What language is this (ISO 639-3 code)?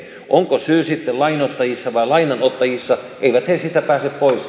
fin